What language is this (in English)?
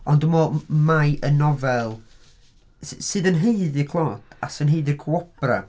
Welsh